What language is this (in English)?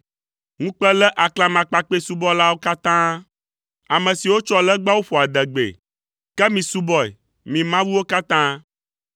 Ewe